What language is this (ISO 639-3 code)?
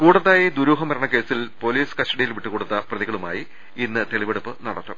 mal